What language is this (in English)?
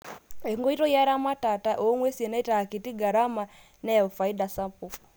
Masai